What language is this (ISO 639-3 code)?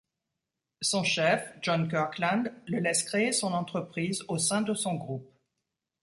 fra